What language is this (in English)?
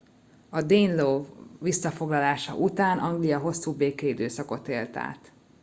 Hungarian